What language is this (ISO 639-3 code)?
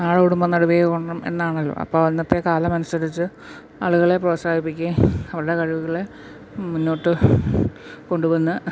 mal